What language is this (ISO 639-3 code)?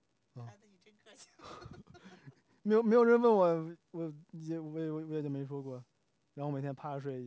zho